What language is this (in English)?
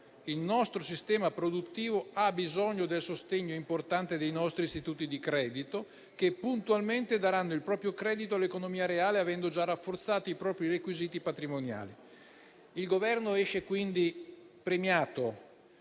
Italian